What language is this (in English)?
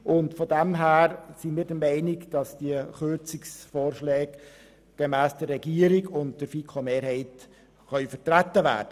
Swiss German